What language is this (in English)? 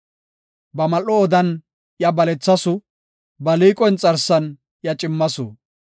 Gofa